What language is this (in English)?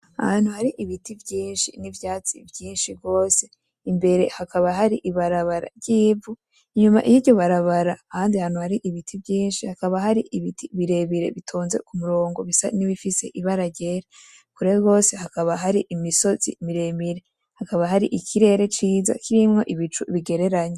Rundi